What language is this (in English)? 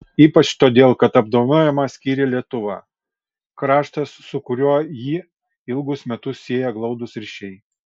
Lithuanian